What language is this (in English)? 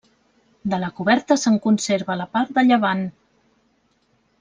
Catalan